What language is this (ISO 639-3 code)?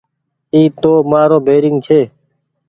gig